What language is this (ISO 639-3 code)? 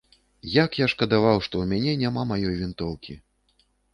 bel